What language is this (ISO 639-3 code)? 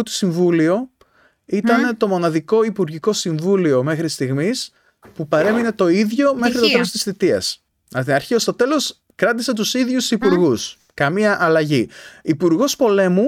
ell